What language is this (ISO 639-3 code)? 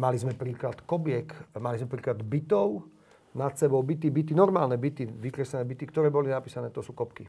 slk